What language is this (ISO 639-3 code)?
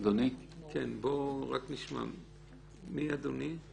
heb